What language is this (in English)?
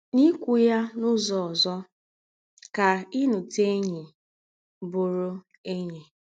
Igbo